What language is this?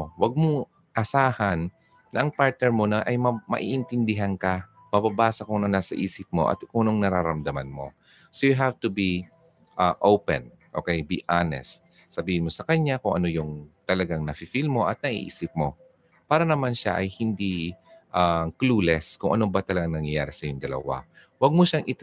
Filipino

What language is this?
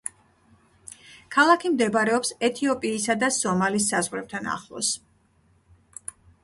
Georgian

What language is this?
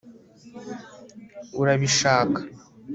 Kinyarwanda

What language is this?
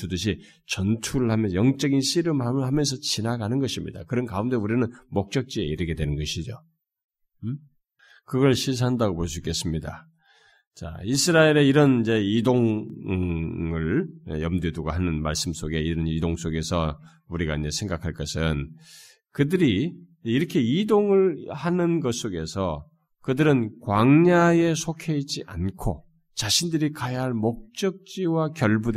Korean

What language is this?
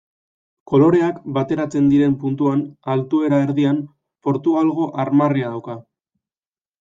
Basque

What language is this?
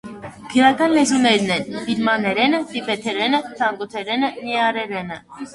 Armenian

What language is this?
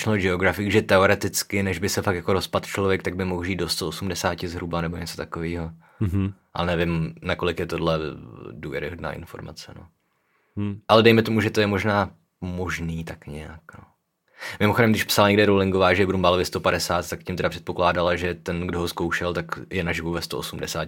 Czech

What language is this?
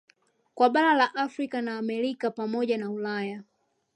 Swahili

